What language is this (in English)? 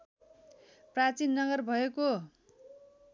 Nepali